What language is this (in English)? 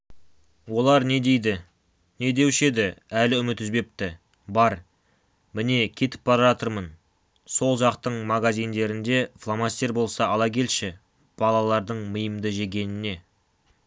Kazakh